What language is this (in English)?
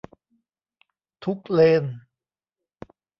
Thai